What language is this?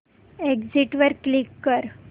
Marathi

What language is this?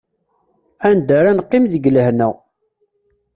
Kabyle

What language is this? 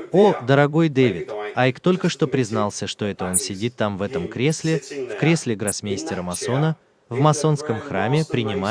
Russian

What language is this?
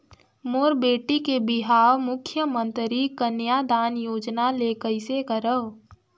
Chhattisgarhi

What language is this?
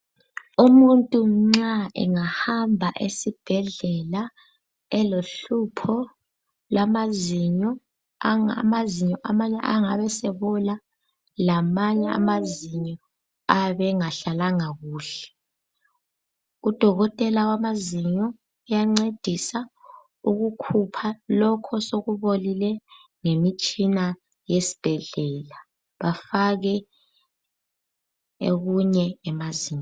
North Ndebele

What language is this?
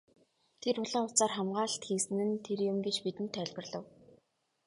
Mongolian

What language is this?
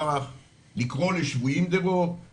Hebrew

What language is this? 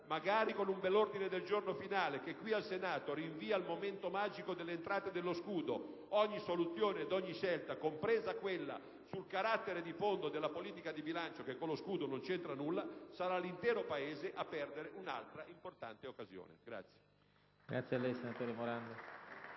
Italian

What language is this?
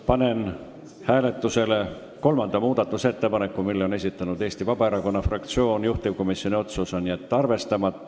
Estonian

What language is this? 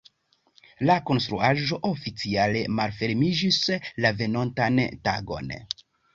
Esperanto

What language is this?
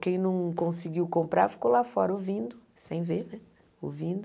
Portuguese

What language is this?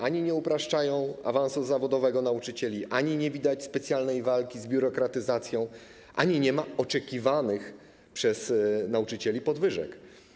Polish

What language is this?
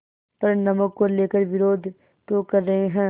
Hindi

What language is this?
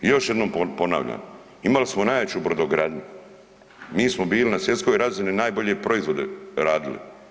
Croatian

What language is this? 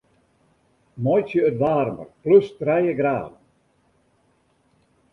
Western Frisian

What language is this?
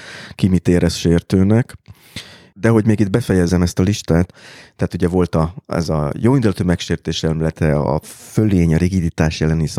Hungarian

